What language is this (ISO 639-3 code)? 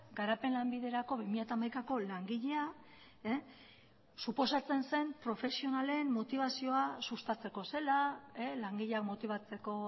eus